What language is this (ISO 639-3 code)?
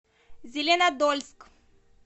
rus